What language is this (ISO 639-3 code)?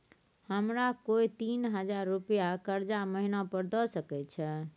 mai